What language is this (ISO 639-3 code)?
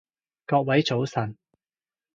yue